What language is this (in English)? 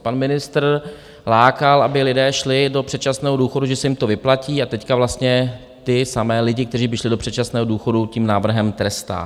Czech